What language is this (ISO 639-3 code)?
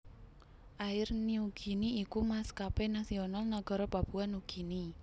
jav